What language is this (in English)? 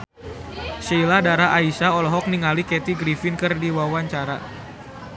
Sundanese